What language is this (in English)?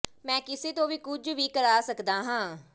Punjabi